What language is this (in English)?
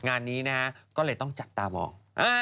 Thai